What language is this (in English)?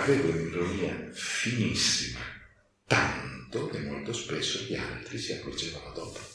Italian